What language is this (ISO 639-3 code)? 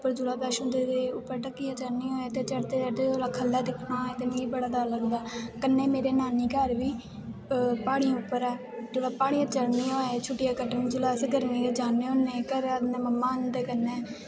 doi